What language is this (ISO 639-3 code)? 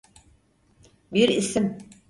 tur